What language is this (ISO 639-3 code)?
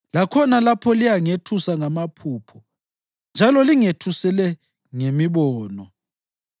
nde